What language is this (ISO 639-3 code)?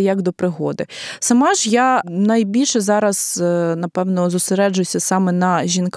ukr